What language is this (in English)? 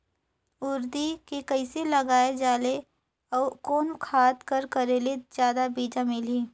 Chhattisgarhi